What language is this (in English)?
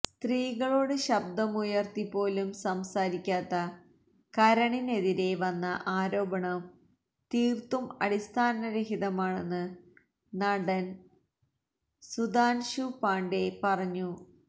Malayalam